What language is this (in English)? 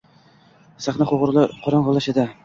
Uzbek